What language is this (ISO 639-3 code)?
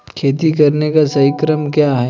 hin